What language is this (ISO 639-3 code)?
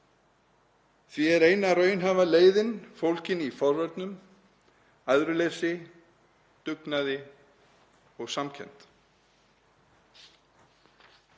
isl